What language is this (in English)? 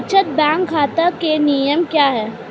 Hindi